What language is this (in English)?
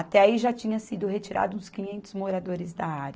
Portuguese